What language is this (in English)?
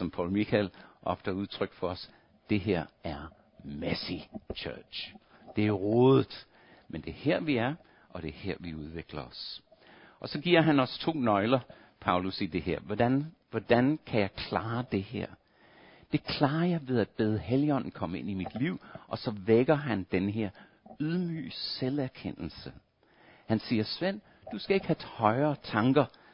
Danish